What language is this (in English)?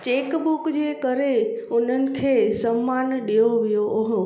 Sindhi